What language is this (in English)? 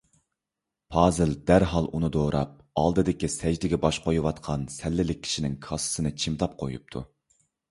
Uyghur